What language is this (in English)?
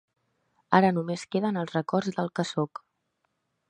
Catalan